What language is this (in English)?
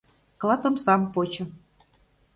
Mari